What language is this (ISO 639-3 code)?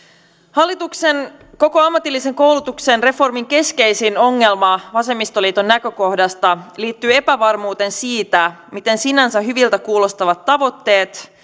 fin